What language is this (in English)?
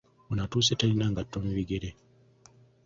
Ganda